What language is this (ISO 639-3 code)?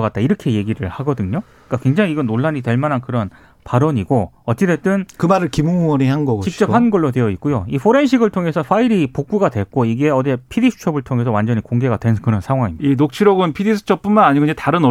kor